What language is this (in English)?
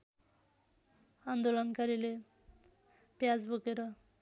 Nepali